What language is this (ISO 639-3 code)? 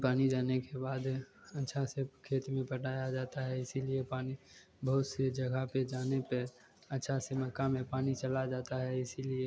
hin